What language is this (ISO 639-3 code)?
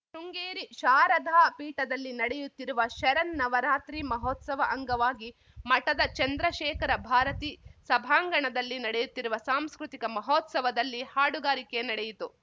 kan